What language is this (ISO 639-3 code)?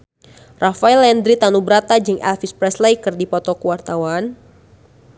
sun